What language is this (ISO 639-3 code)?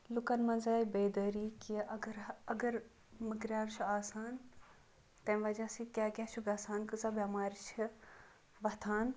kas